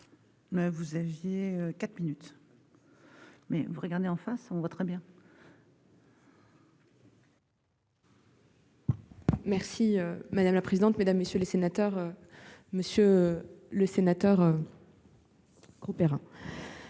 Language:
French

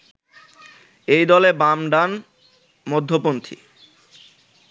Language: Bangla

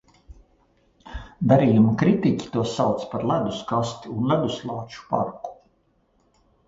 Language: Latvian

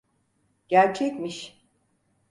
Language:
Turkish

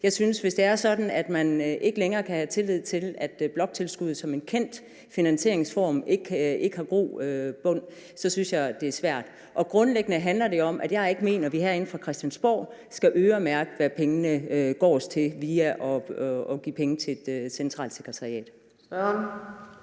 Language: Danish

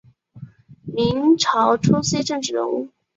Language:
Chinese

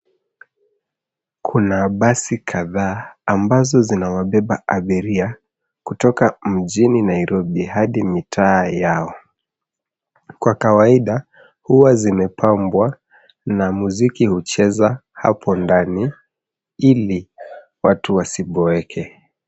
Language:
Swahili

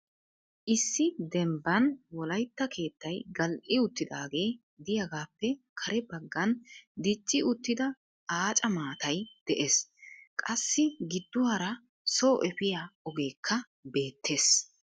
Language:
Wolaytta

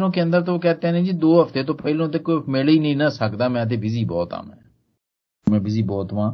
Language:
Hindi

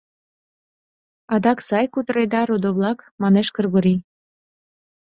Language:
Mari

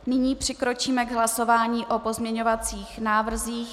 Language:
Czech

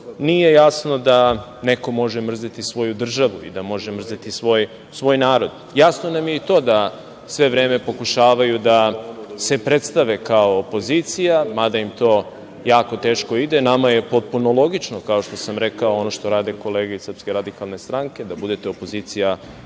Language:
Serbian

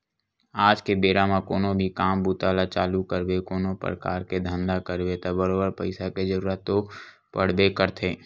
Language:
Chhattisgarhi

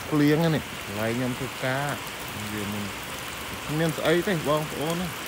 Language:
Vietnamese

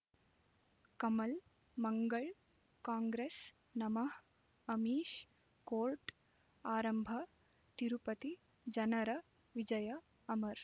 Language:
Kannada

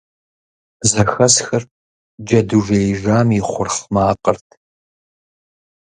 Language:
Kabardian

